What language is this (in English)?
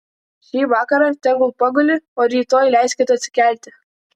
Lithuanian